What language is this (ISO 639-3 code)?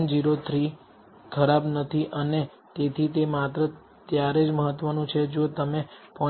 guj